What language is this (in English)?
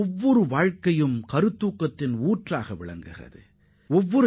Tamil